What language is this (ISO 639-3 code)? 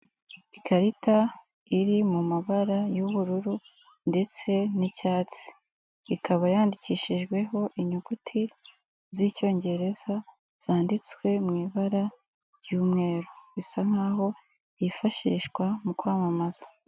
kin